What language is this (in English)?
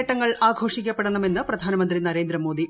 Malayalam